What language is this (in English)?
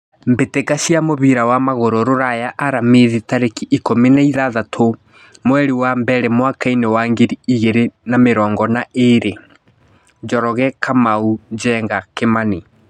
Kikuyu